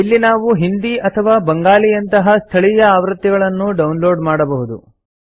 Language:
Kannada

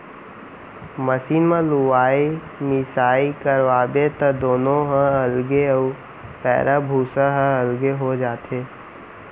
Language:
Chhattisgarhi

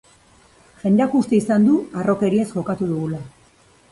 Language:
Basque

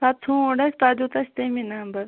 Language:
Kashmiri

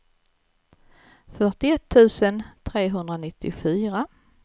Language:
Swedish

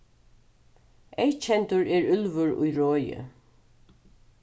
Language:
Faroese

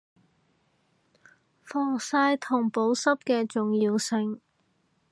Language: Cantonese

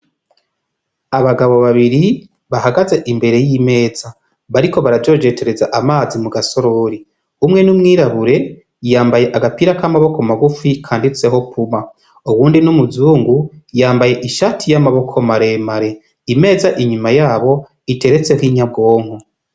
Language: Rundi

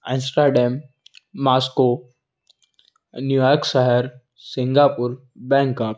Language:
Hindi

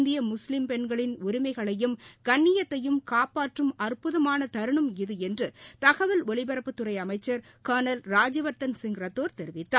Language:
Tamil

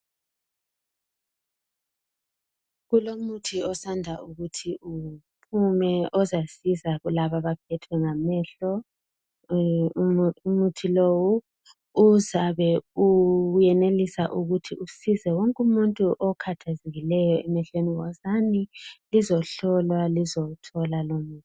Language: North Ndebele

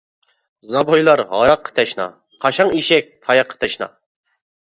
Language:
Uyghur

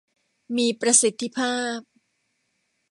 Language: Thai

